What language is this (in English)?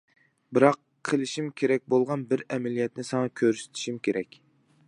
Uyghur